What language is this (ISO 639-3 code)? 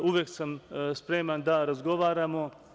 srp